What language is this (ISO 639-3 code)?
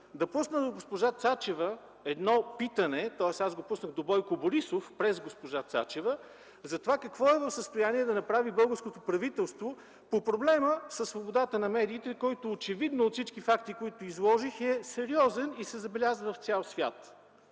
bul